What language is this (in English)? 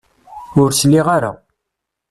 Kabyle